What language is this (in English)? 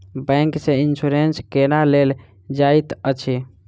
Maithili